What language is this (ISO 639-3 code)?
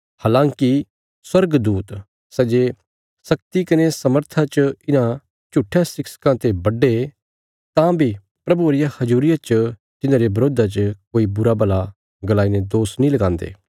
kfs